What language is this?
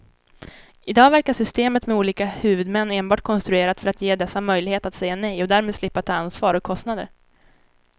Swedish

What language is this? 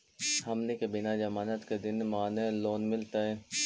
Magahi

